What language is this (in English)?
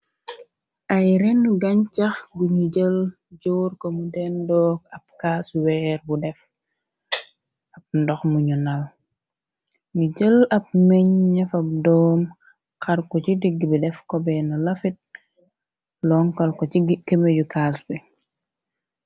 Wolof